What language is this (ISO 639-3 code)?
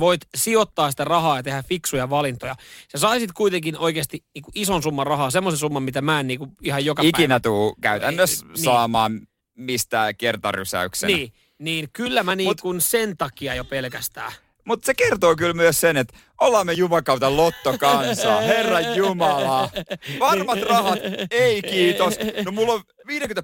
fin